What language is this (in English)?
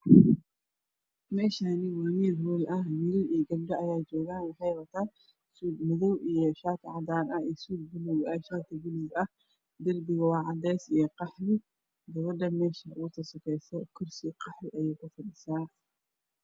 Somali